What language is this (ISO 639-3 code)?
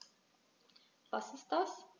deu